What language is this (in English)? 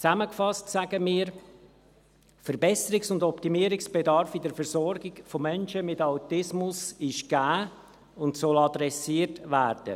Swiss German